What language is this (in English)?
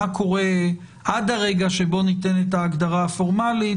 Hebrew